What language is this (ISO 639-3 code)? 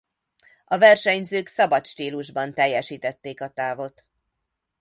hun